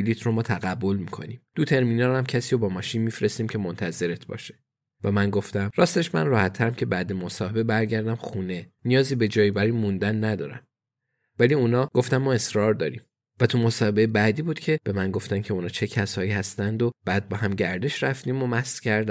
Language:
Persian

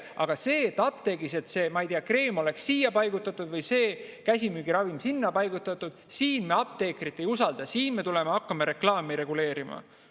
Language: Estonian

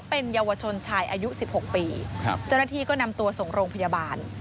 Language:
Thai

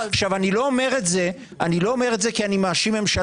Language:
Hebrew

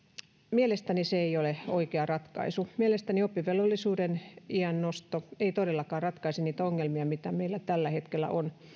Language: Finnish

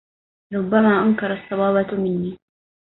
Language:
Arabic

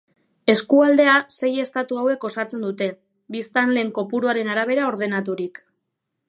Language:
Basque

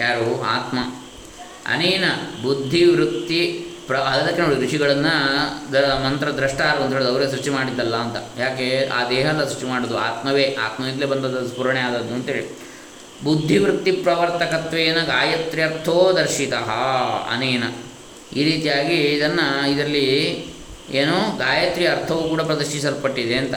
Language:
Kannada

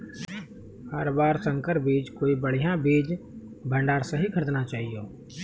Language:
Maithili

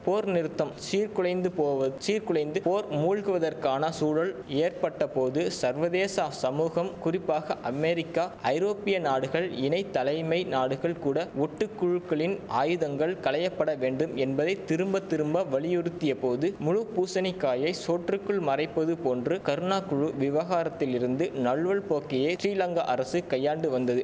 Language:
Tamil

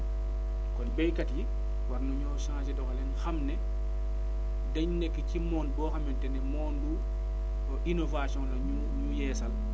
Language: Wolof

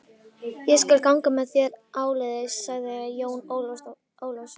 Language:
Icelandic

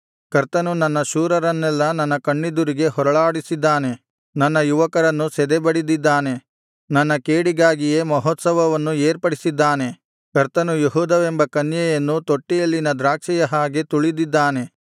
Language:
Kannada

